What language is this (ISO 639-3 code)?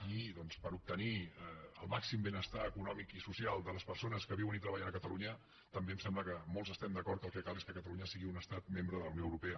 cat